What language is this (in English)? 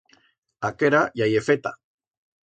Aragonese